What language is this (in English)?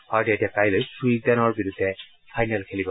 Assamese